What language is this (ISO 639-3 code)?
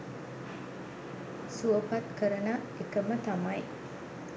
sin